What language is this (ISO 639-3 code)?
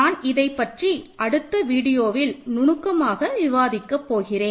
tam